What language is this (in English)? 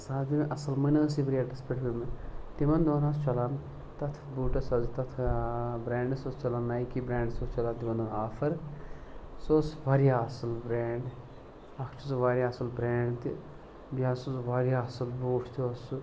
Kashmiri